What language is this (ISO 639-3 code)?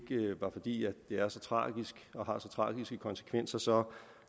dan